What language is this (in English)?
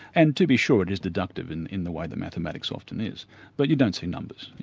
English